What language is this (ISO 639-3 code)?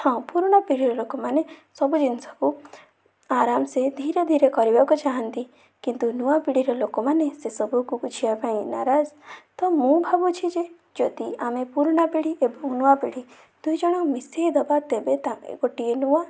ori